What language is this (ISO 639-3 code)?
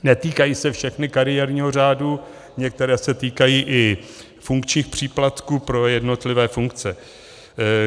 ces